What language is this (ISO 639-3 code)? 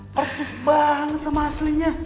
ind